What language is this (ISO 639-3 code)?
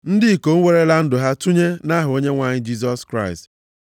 ibo